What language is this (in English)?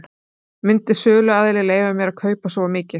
Icelandic